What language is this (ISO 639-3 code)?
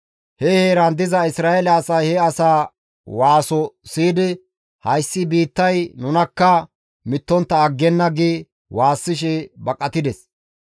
gmv